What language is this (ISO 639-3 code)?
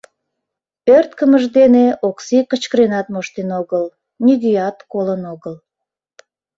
chm